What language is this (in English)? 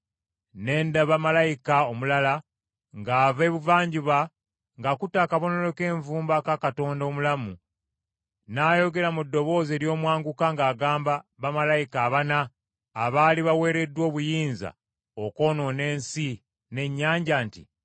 Ganda